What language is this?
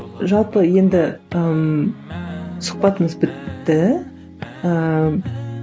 Kazakh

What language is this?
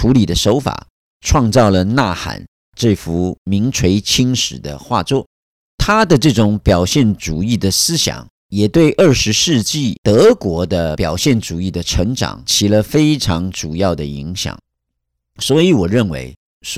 Chinese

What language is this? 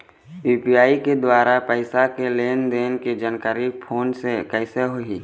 Chhattisgarhi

